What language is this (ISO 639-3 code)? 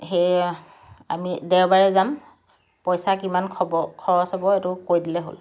asm